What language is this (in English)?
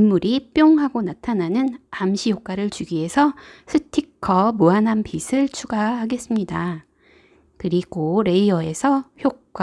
Korean